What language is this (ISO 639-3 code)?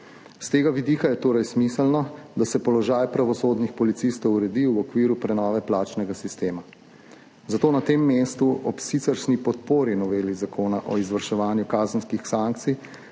slv